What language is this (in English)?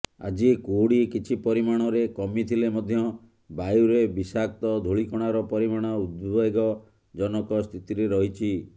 Odia